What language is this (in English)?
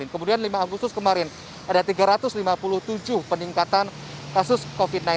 Indonesian